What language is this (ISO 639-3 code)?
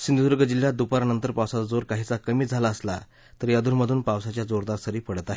mar